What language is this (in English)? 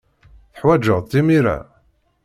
Kabyle